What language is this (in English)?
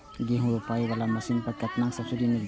Maithili